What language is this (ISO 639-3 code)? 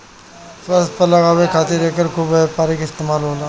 bho